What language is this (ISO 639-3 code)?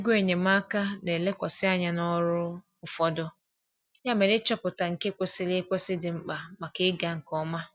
ibo